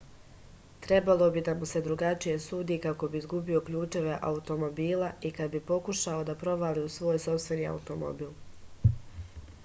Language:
Serbian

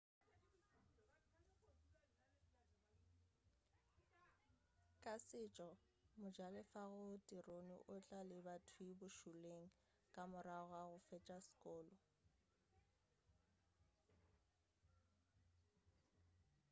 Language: Northern Sotho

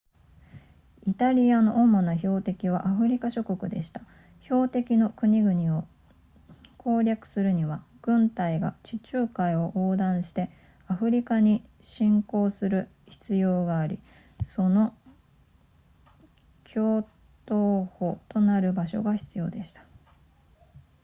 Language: Japanese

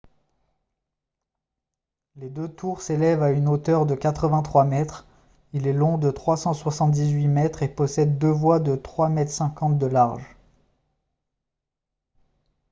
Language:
French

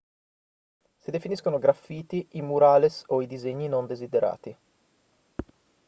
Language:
Italian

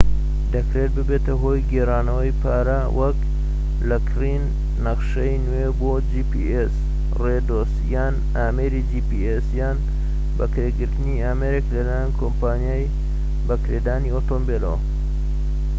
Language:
Central Kurdish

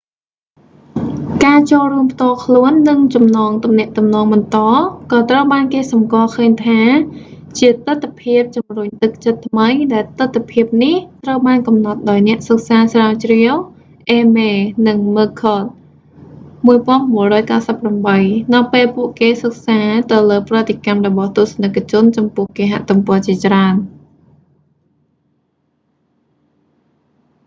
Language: Khmer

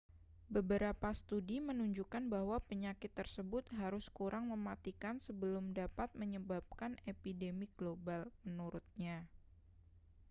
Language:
Indonesian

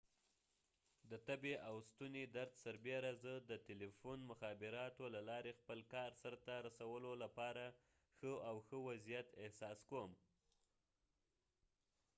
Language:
Pashto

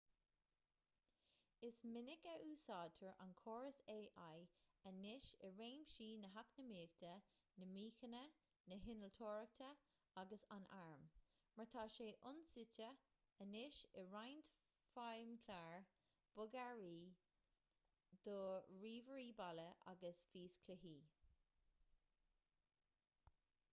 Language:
Irish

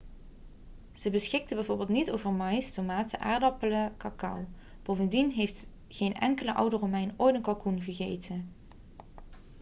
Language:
Dutch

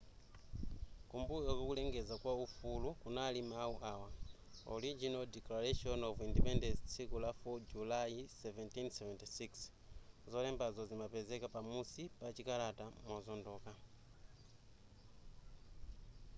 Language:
Nyanja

